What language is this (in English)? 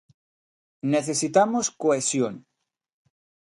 Galician